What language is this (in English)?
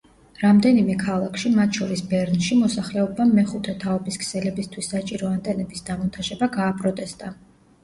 Georgian